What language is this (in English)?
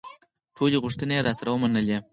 Pashto